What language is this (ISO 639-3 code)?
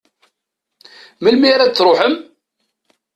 kab